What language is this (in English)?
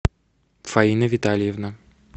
Russian